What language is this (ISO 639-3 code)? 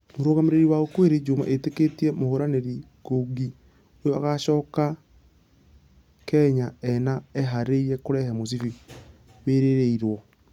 kik